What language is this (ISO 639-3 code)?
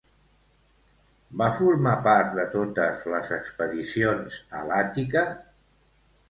cat